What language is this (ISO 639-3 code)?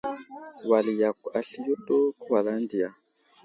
udl